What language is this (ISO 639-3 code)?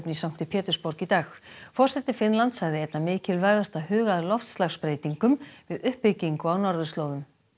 isl